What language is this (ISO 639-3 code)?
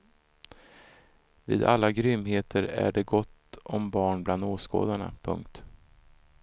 swe